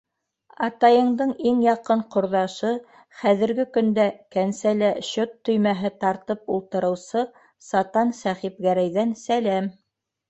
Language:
Bashkir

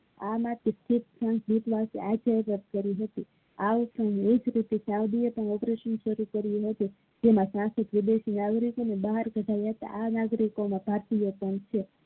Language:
Gujarati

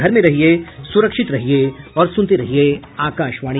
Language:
Hindi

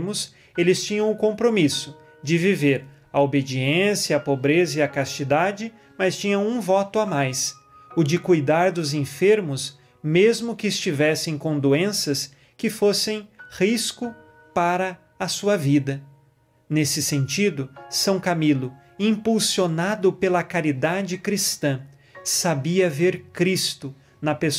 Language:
Portuguese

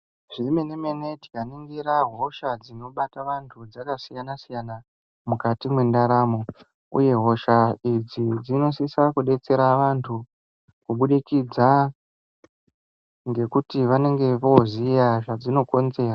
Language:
Ndau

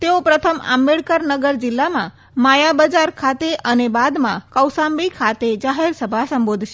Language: Gujarati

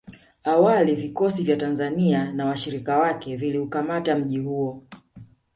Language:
Swahili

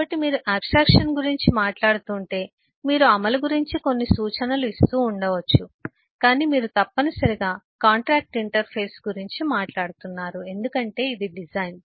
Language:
Telugu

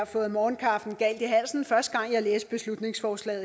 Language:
Danish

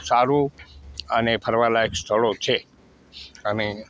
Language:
Gujarati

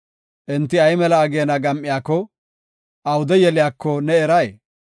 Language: Gofa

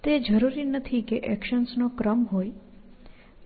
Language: Gujarati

